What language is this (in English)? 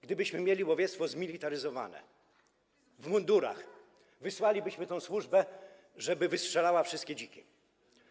Polish